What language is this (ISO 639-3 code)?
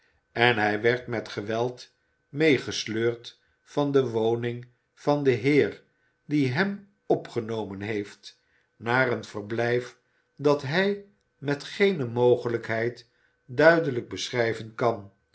nld